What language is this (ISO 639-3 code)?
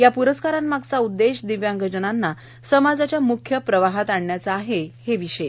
mar